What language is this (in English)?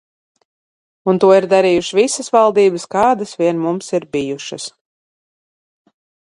Latvian